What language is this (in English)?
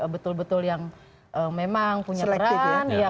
Indonesian